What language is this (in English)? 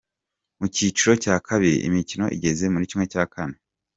Kinyarwanda